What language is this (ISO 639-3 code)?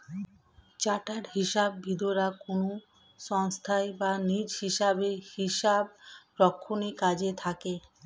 ben